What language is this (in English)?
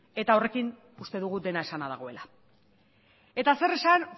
Basque